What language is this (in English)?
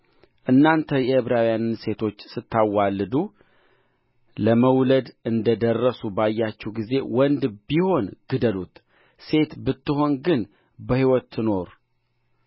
Amharic